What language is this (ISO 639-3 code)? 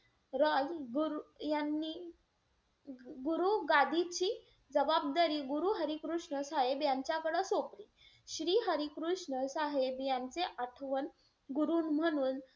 mar